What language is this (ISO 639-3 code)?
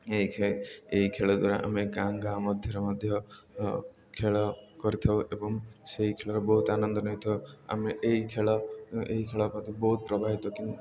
ori